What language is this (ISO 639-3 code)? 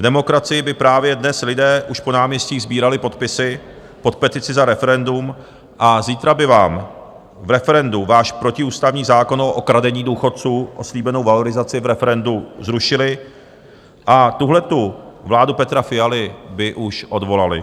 ces